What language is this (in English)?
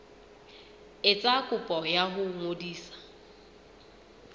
Southern Sotho